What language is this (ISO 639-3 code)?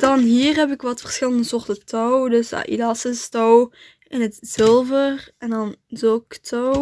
nld